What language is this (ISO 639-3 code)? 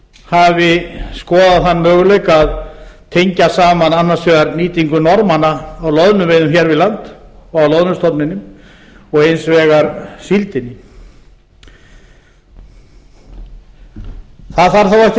isl